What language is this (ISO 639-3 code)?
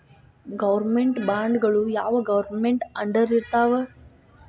kan